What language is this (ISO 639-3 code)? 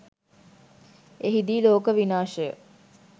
sin